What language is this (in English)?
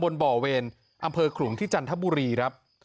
Thai